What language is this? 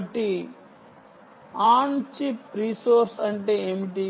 Telugu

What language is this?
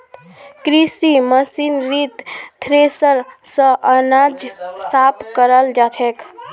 Magahi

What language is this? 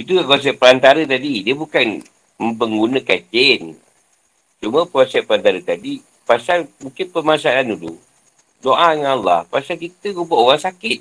Malay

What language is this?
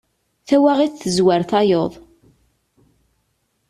Kabyle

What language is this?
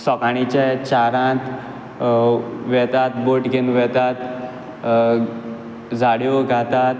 Konkani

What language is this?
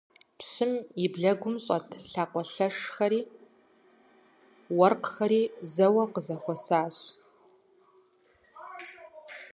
Kabardian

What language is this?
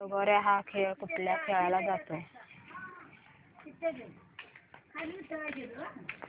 Marathi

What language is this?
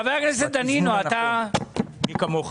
Hebrew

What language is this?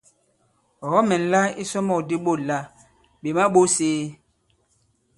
Bankon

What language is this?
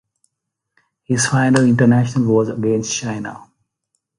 English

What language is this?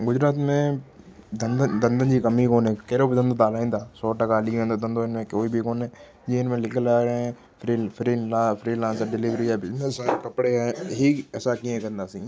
Sindhi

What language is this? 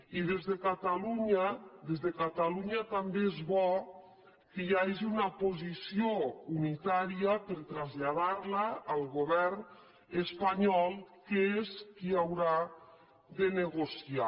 Catalan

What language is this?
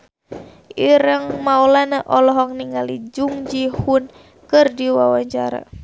Sundanese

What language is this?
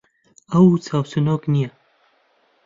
Central Kurdish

